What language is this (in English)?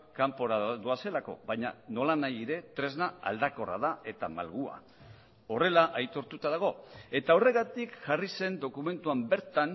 Basque